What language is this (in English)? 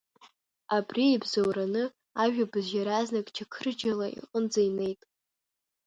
Abkhazian